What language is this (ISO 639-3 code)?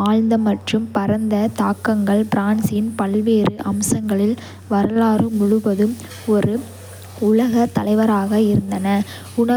kfe